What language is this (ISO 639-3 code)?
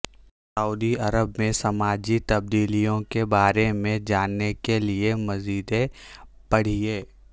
urd